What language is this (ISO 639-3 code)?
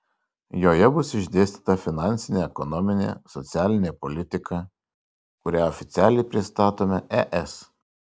lit